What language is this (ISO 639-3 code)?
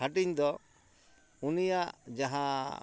sat